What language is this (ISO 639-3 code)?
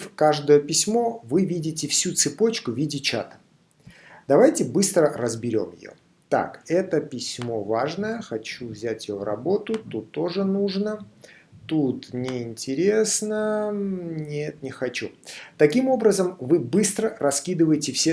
rus